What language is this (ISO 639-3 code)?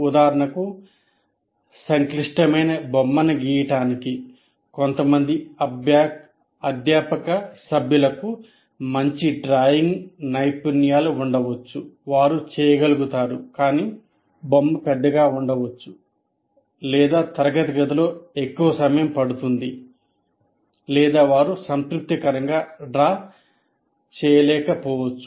tel